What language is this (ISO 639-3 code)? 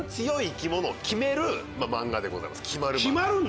jpn